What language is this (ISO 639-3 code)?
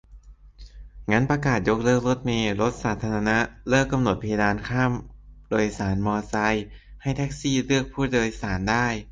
tha